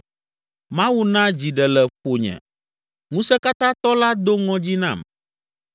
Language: Ewe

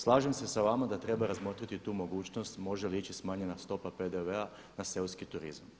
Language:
Croatian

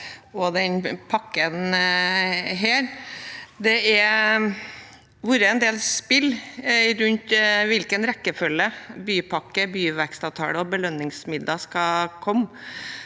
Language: Norwegian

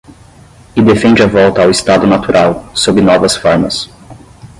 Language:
Portuguese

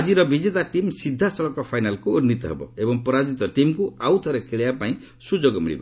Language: Odia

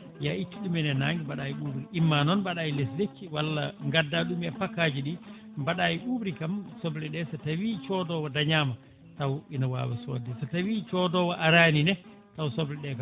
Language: Fula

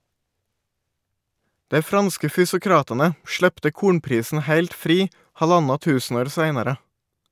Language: Norwegian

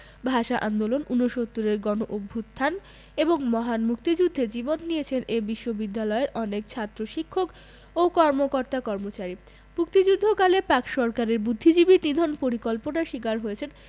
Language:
Bangla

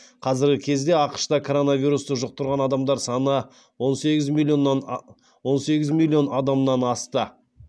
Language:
Kazakh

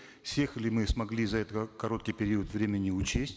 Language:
Kazakh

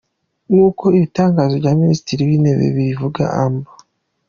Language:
Kinyarwanda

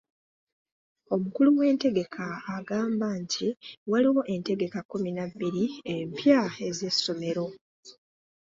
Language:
Ganda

